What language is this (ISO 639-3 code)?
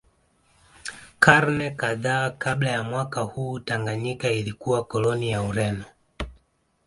swa